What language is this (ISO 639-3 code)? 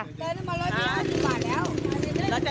tha